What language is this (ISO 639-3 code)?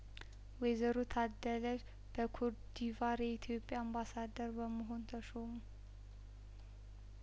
amh